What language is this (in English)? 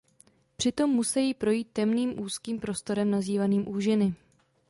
Czech